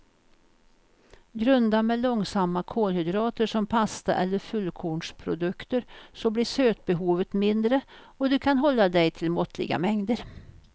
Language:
Swedish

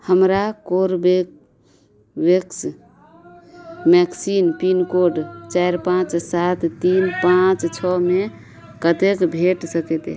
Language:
Maithili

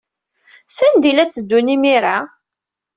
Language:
Kabyle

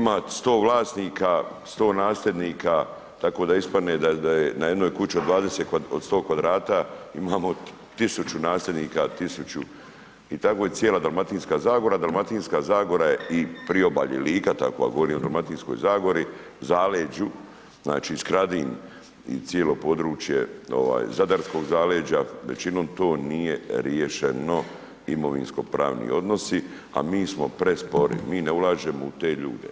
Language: Croatian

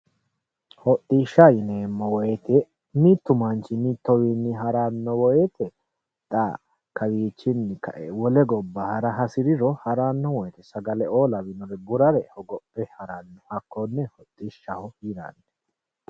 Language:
Sidamo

